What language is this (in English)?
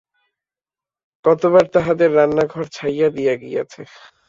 Bangla